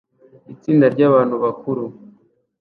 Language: Kinyarwanda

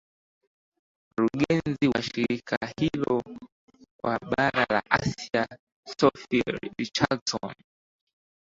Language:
Swahili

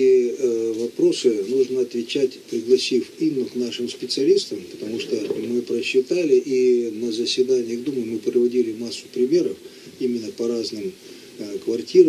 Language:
Russian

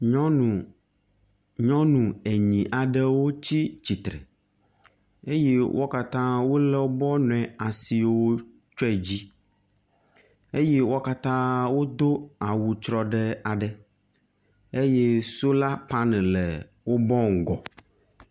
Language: Ewe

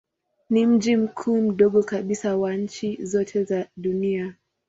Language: Swahili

